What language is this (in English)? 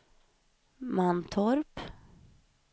Swedish